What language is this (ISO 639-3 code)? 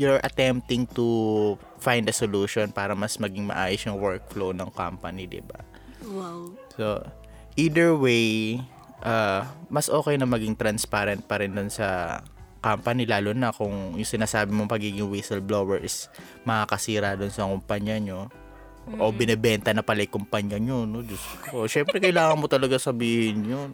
fil